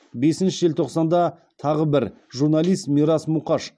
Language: Kazakh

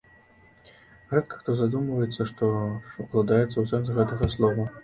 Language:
Belarusian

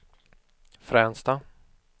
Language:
Swedish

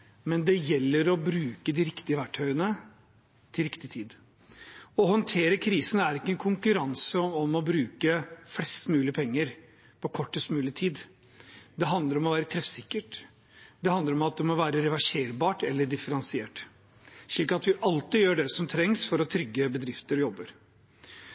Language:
Norwegian Bokmål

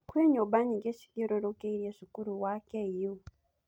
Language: Kikuyu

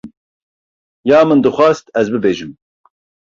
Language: Kurdish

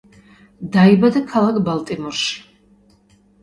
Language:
Georgian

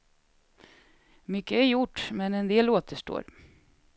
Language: Swedish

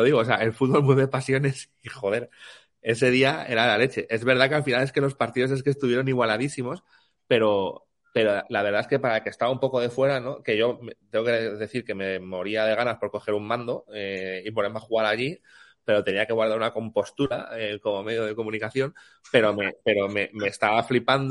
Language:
Spanish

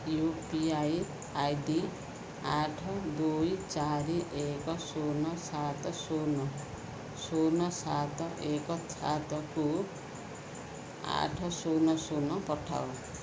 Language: Odia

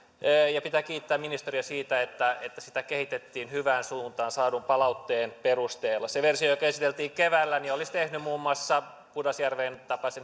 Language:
Finnish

